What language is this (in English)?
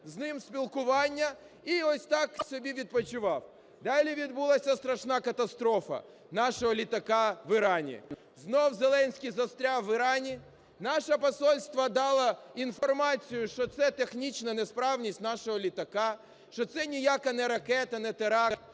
Ukrainian